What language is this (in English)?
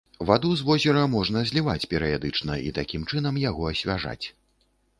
Belarusian